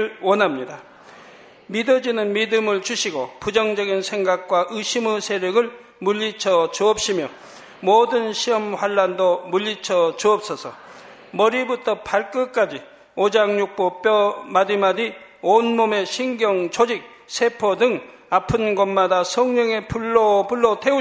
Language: Korean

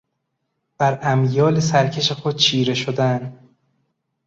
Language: Persian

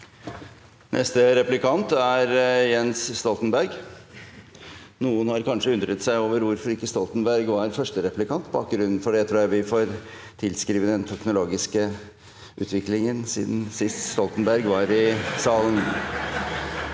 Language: Norwegian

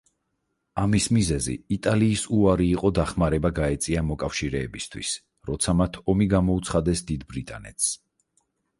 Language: Georgian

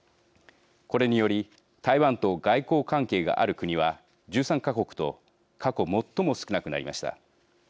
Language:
Japanese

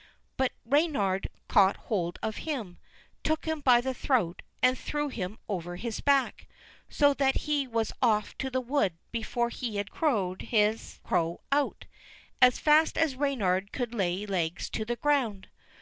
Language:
English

